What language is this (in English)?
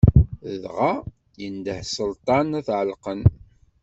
Kabyle